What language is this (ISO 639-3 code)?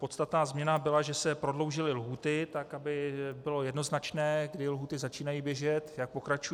ces